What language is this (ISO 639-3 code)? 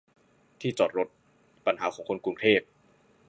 tha